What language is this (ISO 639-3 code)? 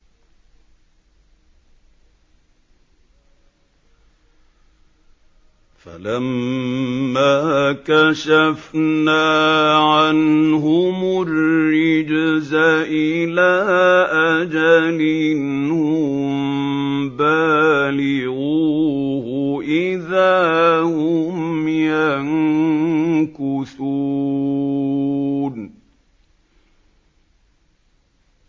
ara